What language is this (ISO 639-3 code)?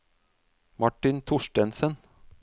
nor